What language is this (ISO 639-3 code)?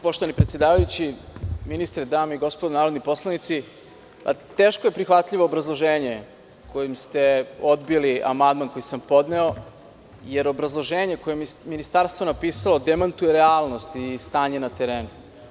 srp